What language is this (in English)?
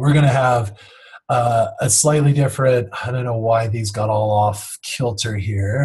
English